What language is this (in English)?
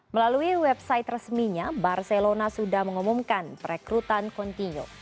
Indonesian